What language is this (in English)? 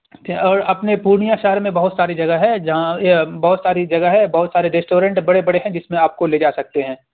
Urdu